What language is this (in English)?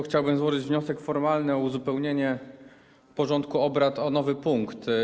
Polish